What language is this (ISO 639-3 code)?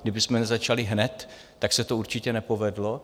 ces